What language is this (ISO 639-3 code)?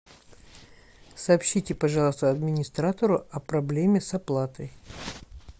rus